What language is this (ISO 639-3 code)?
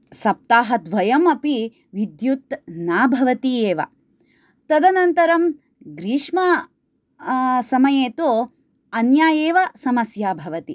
san